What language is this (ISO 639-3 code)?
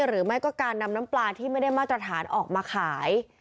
tha